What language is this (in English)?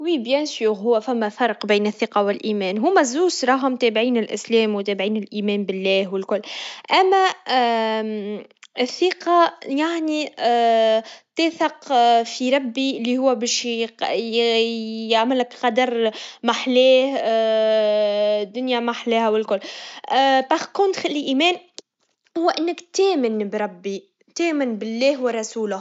Tunisian Arabic